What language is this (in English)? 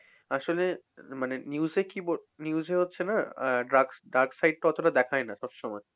Bangla